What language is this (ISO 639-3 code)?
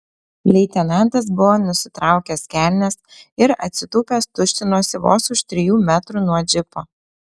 lit